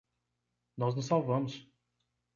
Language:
Portuguese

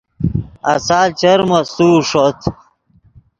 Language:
Yidgha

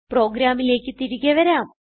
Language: Malayalam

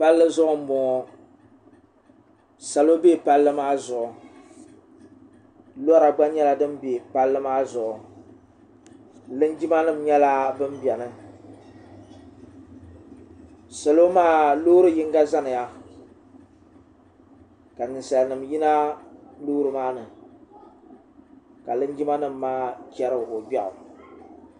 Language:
Dagbani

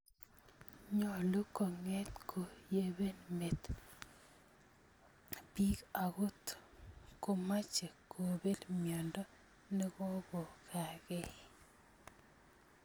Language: Kalenjin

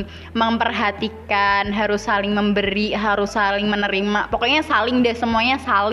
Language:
Indonesian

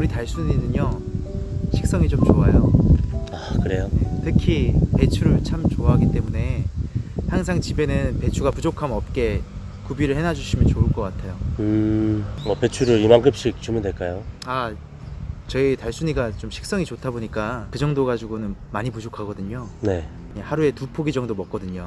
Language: Korean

